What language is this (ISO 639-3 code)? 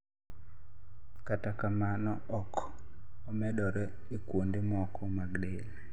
luo